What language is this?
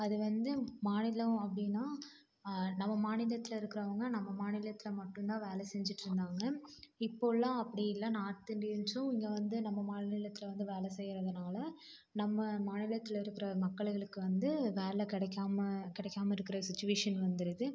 Tamil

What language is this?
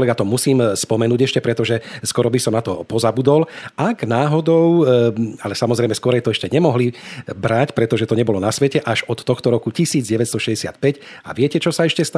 Slovak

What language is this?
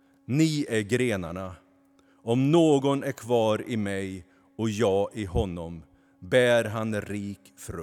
Swedish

